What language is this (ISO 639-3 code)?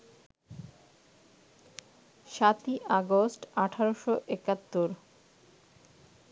ben